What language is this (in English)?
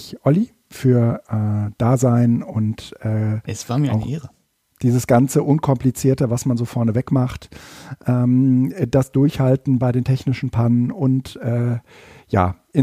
German